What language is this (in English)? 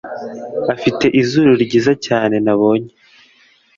Kinyarwanda